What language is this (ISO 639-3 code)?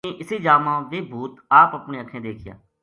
gju